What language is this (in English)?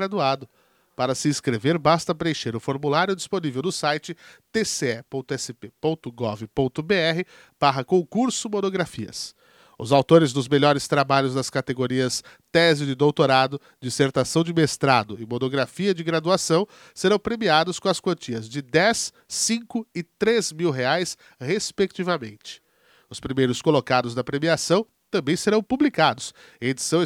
Portuguese